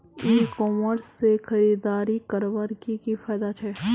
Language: Magahi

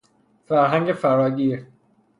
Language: Persian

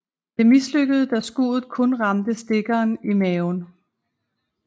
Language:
Danish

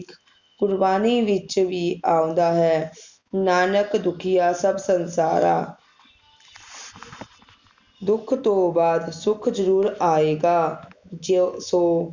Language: Punjabi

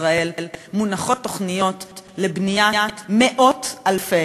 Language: Hebrew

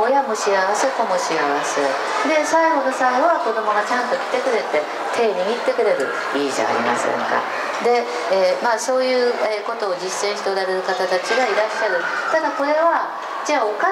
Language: Japanese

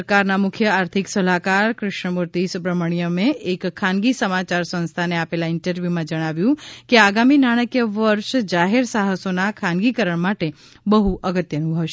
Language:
Gujarati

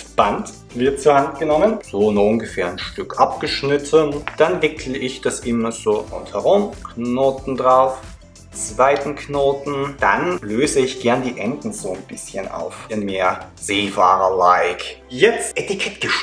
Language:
German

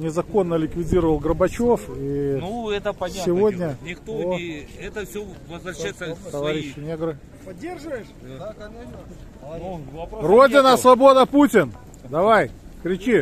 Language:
Russian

